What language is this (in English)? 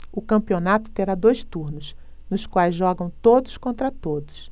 Portuguese